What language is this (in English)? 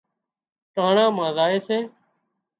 Wadiyara Koli